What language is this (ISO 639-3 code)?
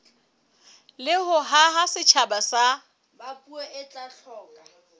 sot